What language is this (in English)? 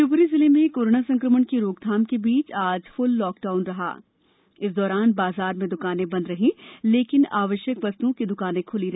Hindi